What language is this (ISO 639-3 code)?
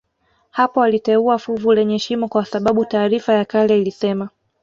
swa